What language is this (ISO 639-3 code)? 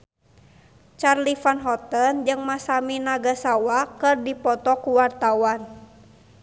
sun